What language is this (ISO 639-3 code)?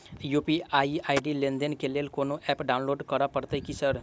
mai